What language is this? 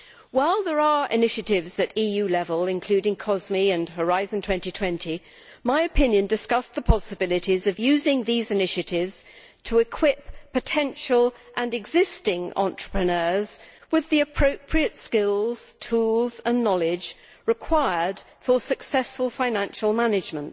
English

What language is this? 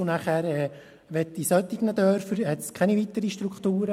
Swiss German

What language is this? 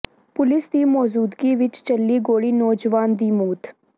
Punjabi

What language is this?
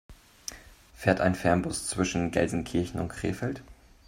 German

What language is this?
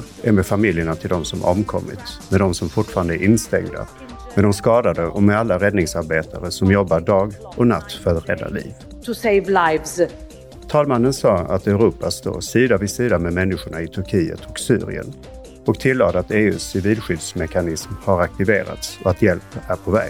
Swedish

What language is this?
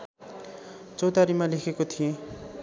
Nepali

